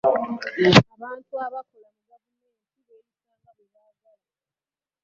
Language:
Ganda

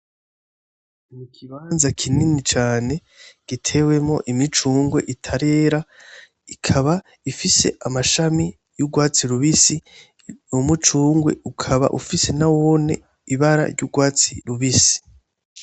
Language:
Rundi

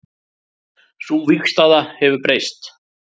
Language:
Icelandic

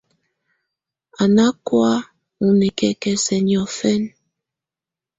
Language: Tunen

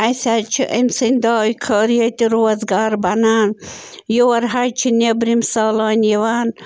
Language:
Kashmiri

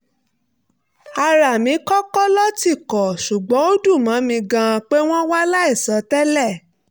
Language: Yoruba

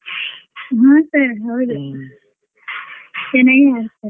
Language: Kannada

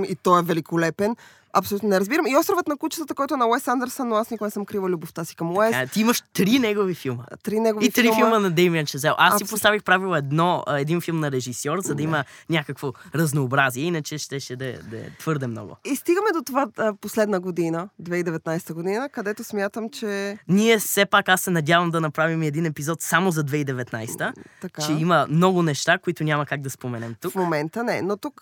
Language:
Bulgarian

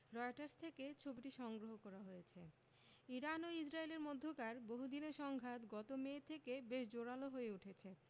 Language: Bangla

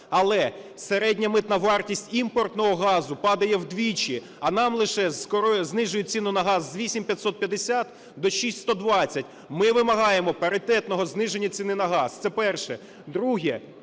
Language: Ukrainian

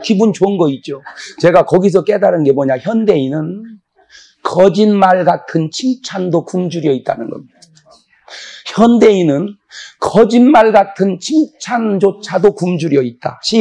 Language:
Korean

